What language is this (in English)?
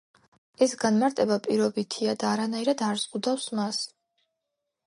Georgian